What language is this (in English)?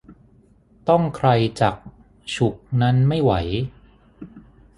Thai